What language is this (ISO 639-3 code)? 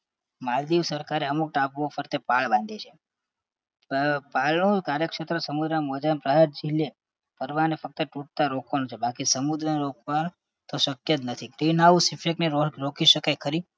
guj